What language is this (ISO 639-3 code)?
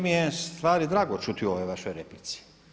hrv